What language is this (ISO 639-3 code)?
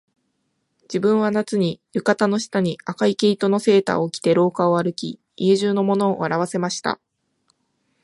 jpn